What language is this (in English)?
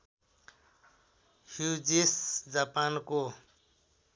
Nepali